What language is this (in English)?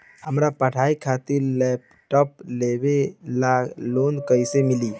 Bhojpuri